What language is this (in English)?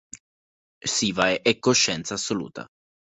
Italian